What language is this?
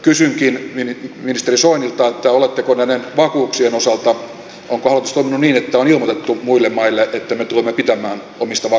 Finnish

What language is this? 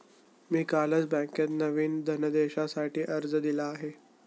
Marathi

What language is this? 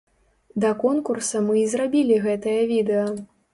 Belarusian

